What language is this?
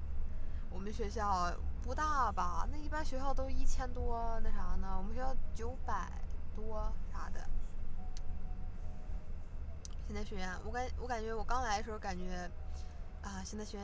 Chinese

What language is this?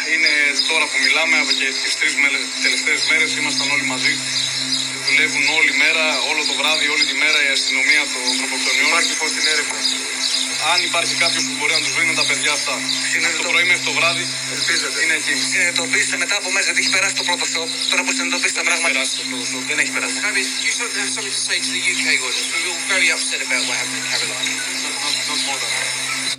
Greek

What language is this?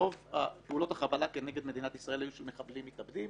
Hebrew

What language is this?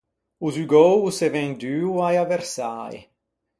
Ligurian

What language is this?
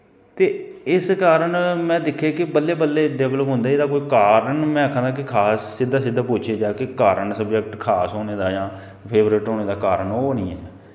Dogri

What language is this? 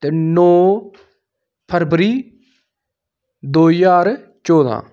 Dogri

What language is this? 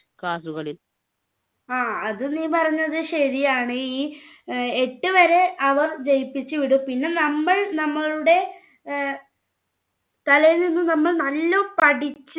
Malayalam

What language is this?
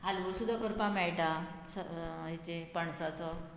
Konkani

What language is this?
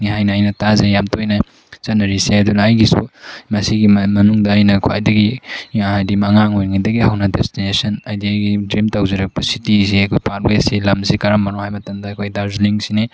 Manipuri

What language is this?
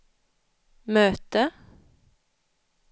Swedish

